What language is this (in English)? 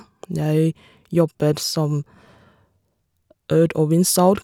Norwegian